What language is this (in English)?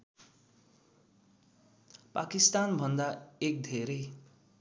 Nepali